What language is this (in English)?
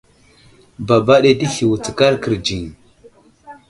Wuzlam